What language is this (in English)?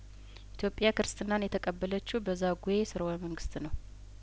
Amharic